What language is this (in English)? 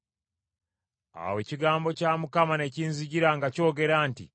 Ganda